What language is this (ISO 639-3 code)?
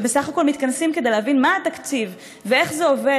heb